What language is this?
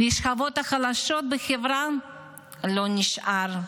Hebrew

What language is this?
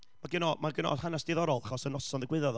Welsh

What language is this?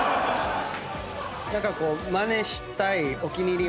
Japanese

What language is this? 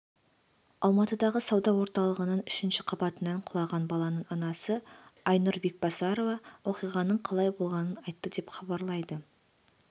Kazakh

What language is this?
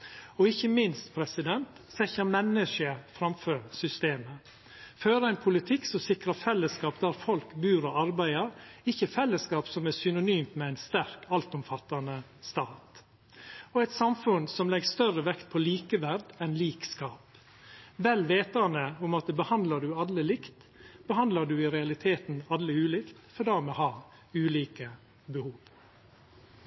Norwegian Nynorsk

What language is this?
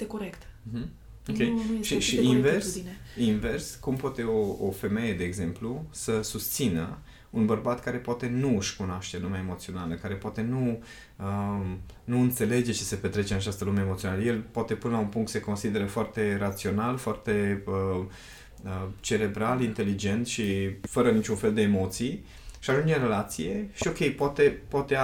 Romanian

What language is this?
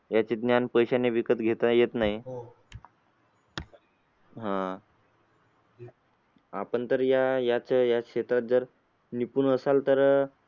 Marathi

